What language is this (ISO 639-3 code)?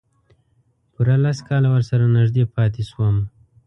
pus